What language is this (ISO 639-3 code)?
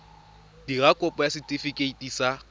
tsn